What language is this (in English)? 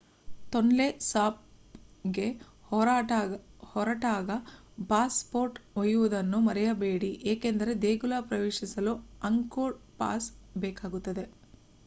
Kannada